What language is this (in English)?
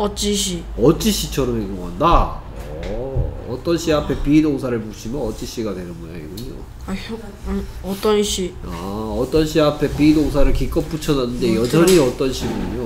Korean